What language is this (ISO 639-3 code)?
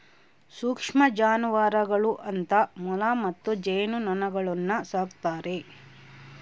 kan